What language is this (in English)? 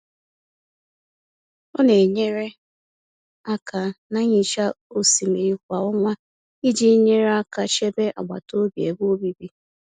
Igbo